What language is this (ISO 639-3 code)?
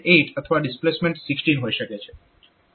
guj